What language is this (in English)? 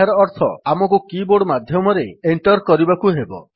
Odia